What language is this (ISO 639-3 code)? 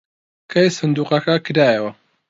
ckb